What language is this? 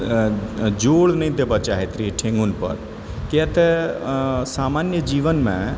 Maithili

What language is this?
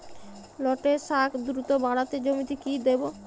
Bangla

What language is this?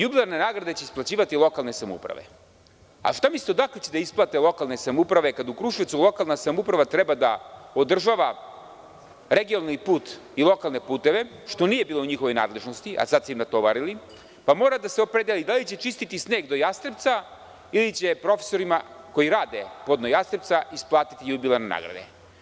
Serbian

